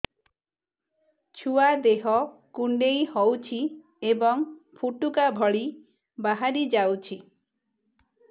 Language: Odia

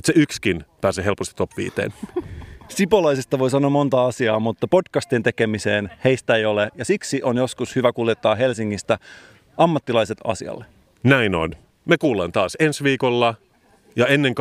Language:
Finnish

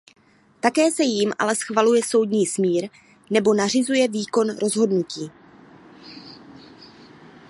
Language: Czech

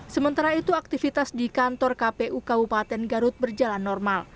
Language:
Indonesian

